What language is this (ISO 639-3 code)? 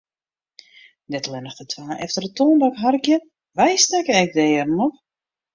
fry